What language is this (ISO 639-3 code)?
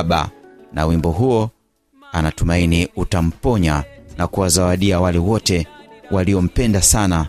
swa